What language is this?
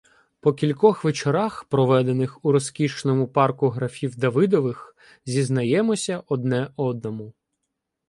Ukrainian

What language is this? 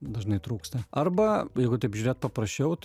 Lithuanian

